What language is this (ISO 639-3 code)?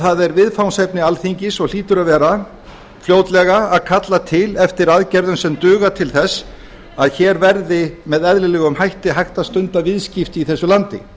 isl